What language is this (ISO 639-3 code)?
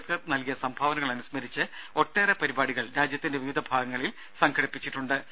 mal